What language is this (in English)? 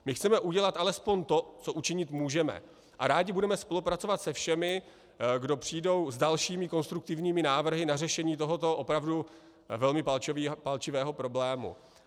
Czech